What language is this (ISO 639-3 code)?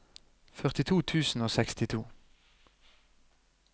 nor